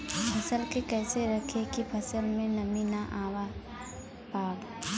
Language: Bhojpuri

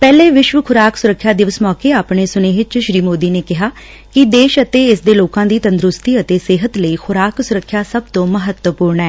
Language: Punjabi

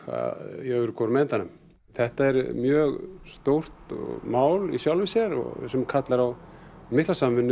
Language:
Icelandic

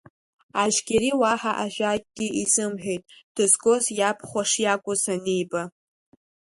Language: Abkhazian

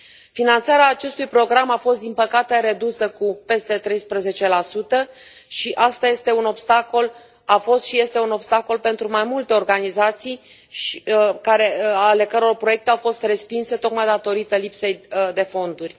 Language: Romanian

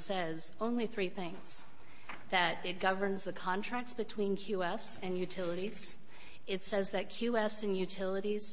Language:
English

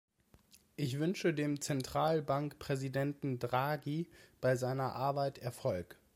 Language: German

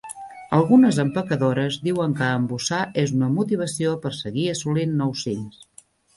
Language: Catalan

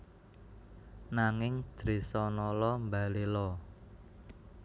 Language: Javanese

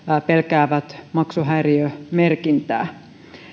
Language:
Finnish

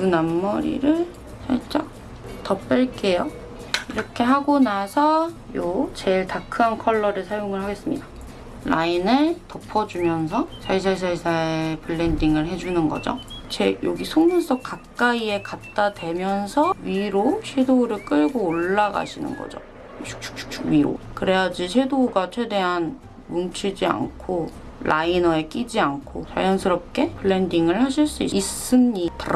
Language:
Korean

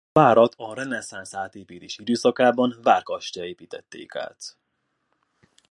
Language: Hungarian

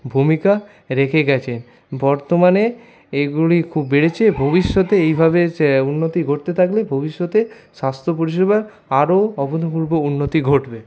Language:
Bangla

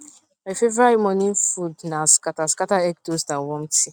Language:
Nigerian Pidgin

